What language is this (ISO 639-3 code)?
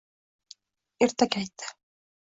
uzb